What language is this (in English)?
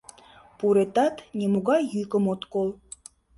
Mari